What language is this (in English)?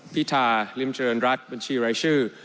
Thai